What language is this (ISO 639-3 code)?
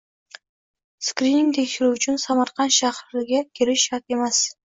uzb